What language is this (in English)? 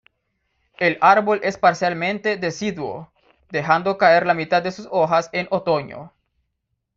Spanish